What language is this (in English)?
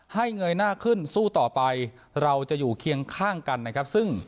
Thai